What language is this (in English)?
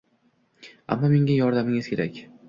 Uzbek